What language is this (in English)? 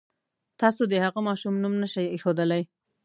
Pashto